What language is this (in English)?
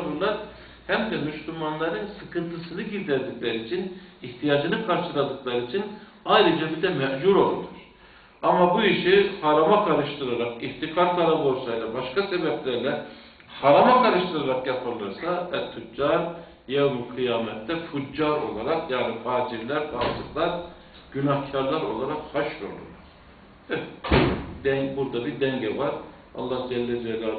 Turkish